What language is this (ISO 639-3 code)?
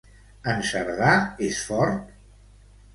cat